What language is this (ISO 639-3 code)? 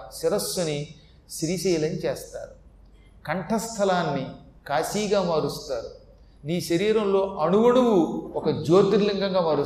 tel